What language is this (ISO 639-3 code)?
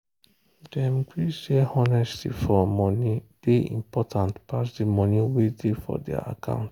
pcm